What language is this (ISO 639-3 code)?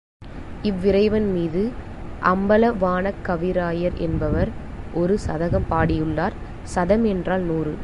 tam